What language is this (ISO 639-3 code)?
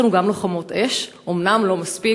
heb